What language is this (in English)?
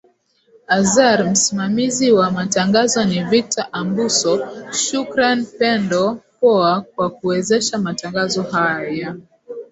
Swahili